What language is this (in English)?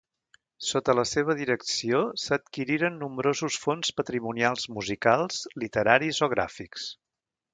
Catalan